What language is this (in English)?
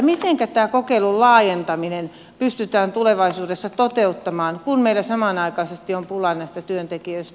Finnish